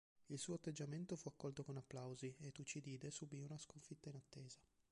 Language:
Italian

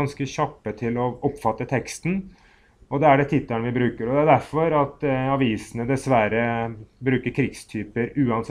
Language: Norwegian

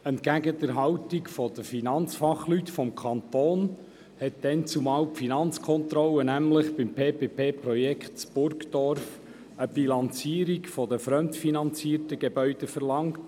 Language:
Swiss German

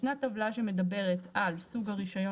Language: Hebrew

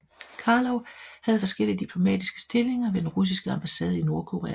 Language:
Danish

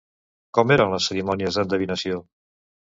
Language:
Catalan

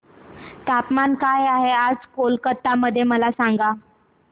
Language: Marathi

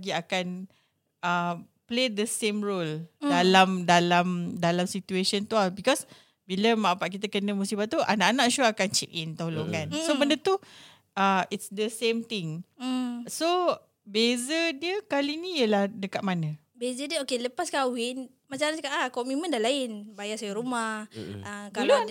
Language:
Malay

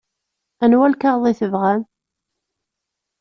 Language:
Kabyle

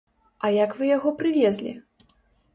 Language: Belarusian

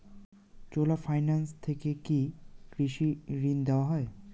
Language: Bangla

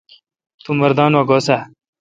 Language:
Kalkoti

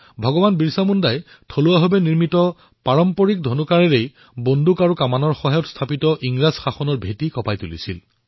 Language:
Assamese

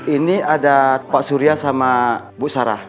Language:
Indonesian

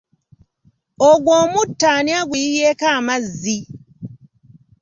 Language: Ganda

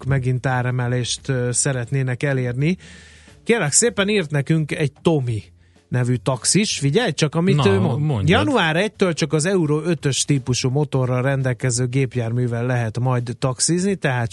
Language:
Hungarian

